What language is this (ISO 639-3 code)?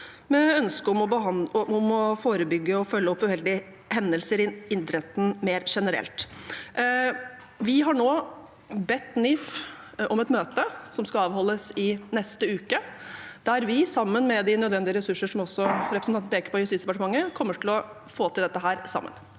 nor